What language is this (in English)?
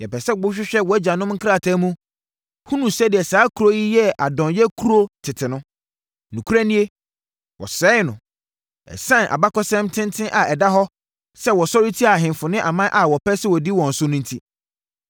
Akan